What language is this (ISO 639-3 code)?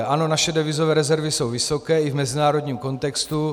ces